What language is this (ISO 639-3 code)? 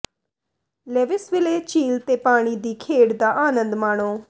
pan